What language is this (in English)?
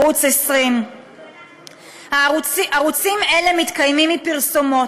Hebrew